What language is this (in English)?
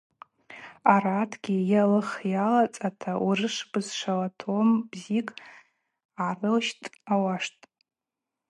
Abaza